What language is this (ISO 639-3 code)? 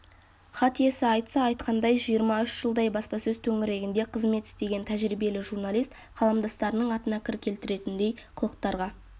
kaz